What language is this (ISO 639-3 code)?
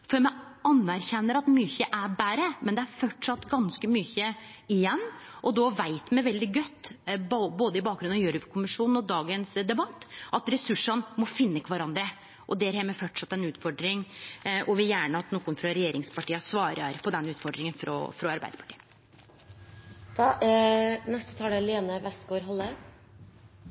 nno